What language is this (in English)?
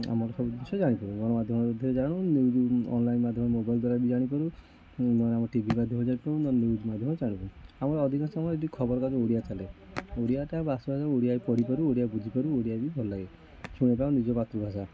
Odia